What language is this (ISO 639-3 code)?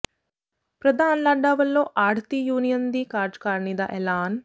pan